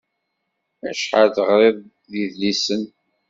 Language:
Kabyle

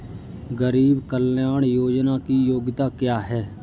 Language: Hindi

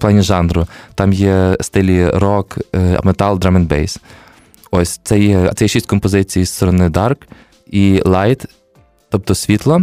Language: Ukrainian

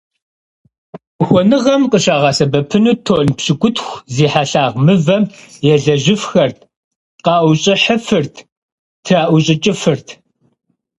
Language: Kabardian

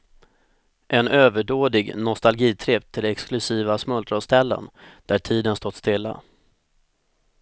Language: Swedish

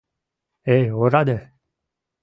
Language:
Mari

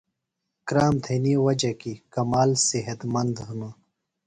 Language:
Phalura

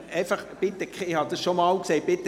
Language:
Swiss German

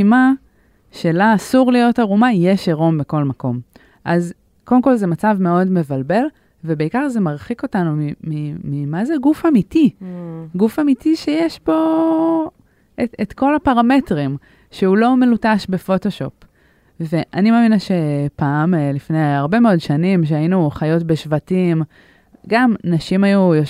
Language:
Hebrew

